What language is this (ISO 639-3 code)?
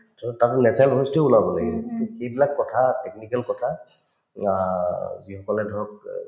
asm